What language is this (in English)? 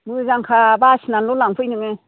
Bodo